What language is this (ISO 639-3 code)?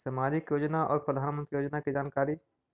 mag